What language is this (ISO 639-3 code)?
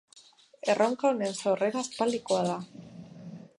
eus